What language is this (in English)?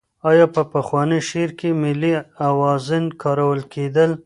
Pashto